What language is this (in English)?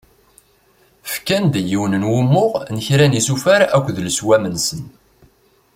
Kabyle